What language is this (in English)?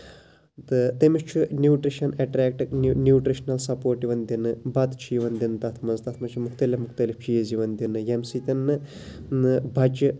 Kashmiri